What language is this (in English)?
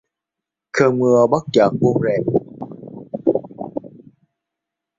Vietnamese